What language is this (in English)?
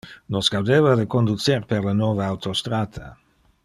Interlingua